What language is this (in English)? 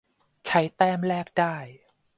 Thai